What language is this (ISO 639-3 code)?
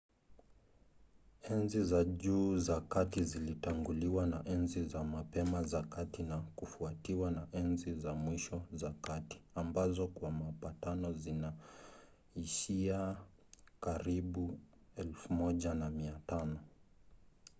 swa